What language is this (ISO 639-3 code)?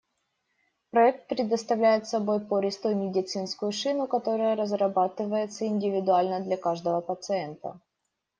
rus